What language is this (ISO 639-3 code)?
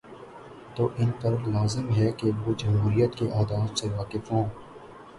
urd